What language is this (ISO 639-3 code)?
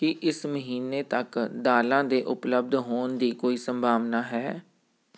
pan